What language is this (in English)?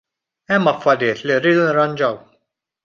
Maltese